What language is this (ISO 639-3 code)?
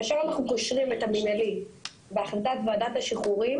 heb